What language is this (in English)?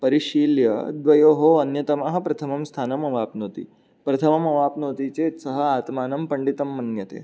Sanskrit